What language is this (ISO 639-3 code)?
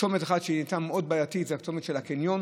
heb